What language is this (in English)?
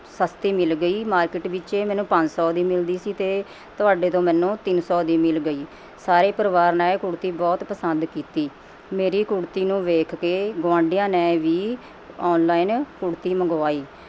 Punjabi